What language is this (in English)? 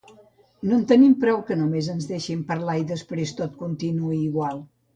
Catalan